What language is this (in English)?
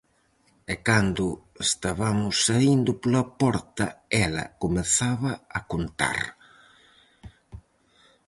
Galician